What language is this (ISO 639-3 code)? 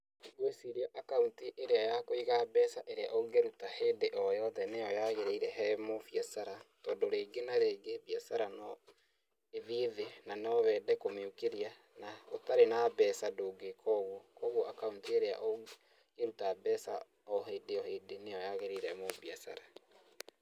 kik